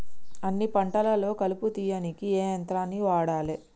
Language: Telugu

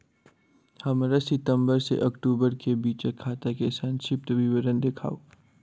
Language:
Maithili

